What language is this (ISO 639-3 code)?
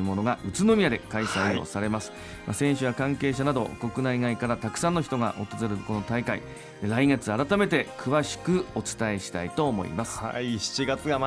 jpn